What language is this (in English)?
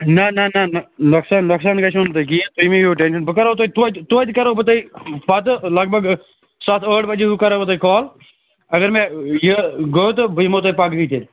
Kashmiri